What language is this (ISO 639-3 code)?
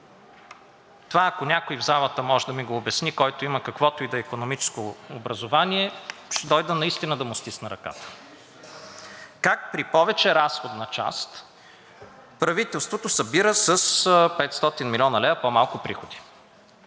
bul